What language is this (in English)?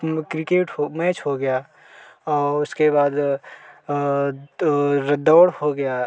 Hindi